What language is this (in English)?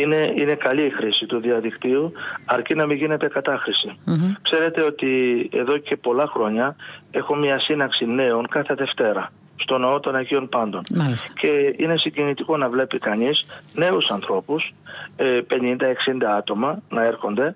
Greek